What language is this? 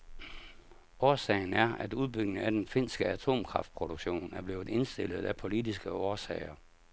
Danish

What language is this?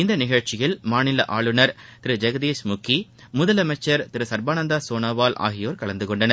Tamil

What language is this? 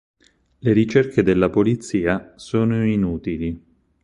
Italian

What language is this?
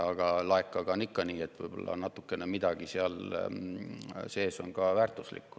Estonian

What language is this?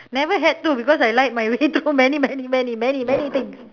English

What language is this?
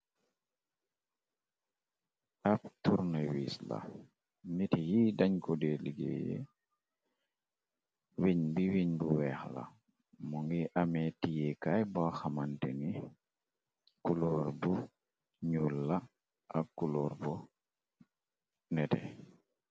Wolof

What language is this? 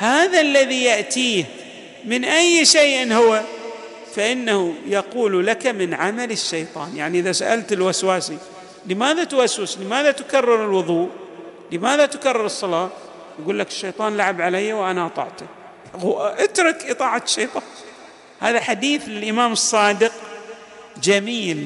Arabic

